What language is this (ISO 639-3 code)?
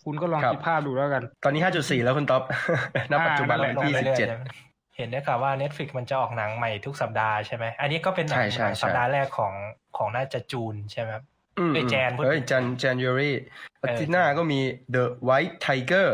tha